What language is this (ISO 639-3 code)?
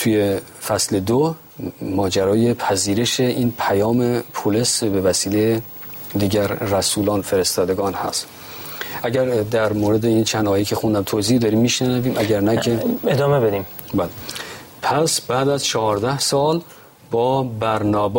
fas